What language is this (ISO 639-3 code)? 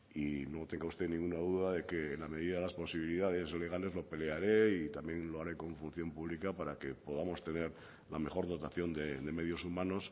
spa